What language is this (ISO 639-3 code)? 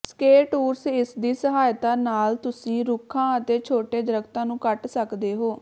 pan